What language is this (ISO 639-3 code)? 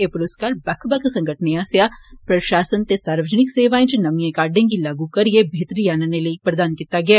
doi